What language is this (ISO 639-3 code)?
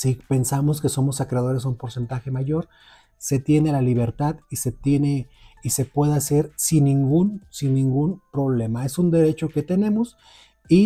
spa